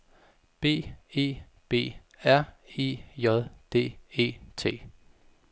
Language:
Danish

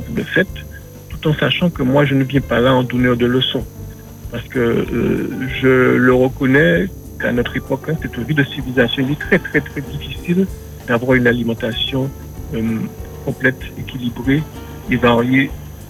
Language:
French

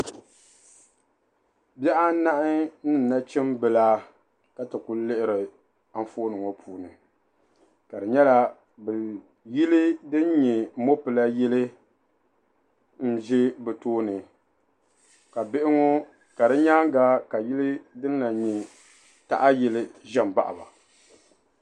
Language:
Dagbani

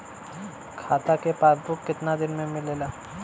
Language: Bhojpuri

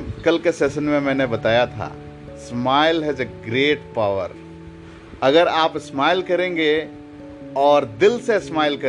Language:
Hindi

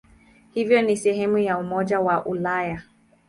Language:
Swahili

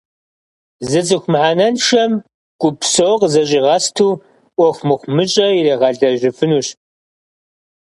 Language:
Kabardian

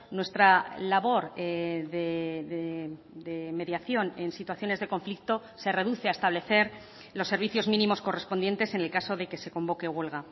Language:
Spanish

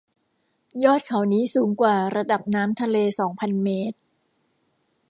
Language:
Thai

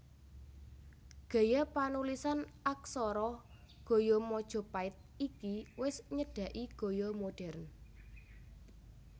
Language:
Javanese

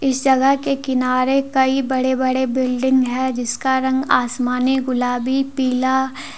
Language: Hindi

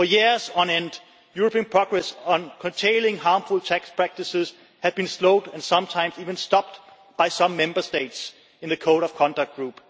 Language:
English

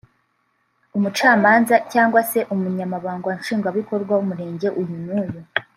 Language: Kinyarwanda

